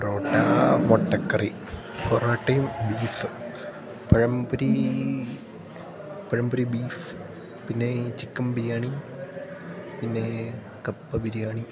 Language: Malayalam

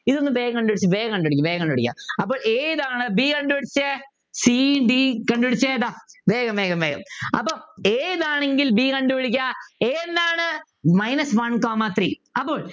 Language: Malayalam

